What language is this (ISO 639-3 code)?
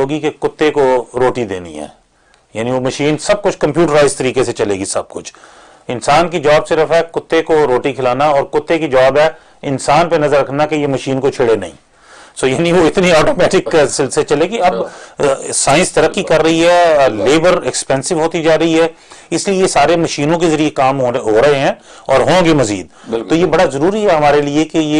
urd